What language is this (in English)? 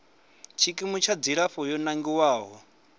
Venda